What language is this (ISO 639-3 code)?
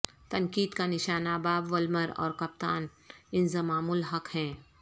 urd